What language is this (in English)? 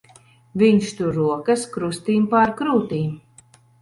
Latvian